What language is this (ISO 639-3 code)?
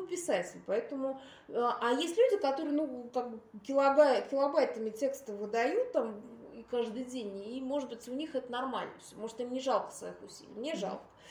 rus